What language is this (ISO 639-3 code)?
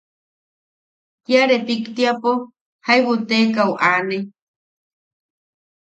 yaq